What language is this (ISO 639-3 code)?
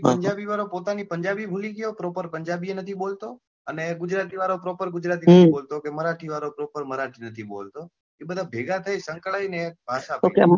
guj